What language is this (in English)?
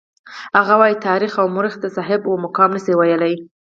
Pashto